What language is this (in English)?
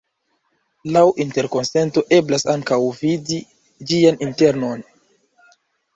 Esperanto